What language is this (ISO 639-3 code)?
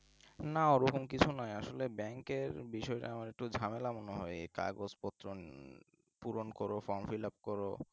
ben